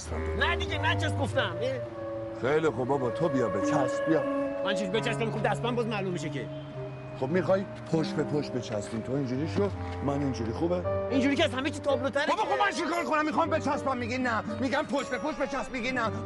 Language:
Persian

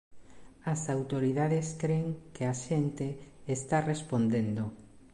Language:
Galician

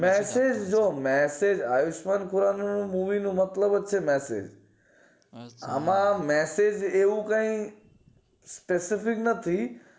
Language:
Gujarati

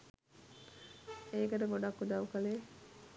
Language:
Sinhala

